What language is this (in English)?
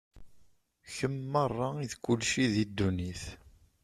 Kabyle